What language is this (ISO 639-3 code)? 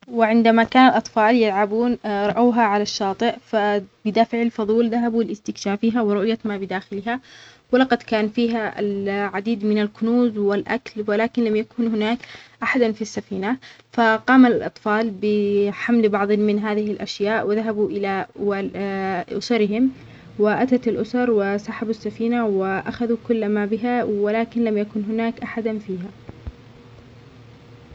acx